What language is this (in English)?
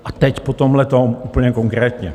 Czech